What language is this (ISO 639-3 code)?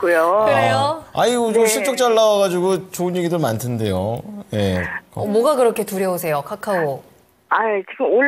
kor